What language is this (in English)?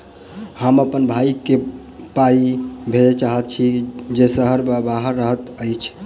Maithili